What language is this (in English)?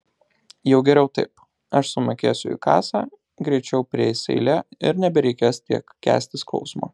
Lithuanian